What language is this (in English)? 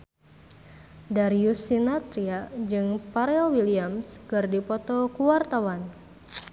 Sundanese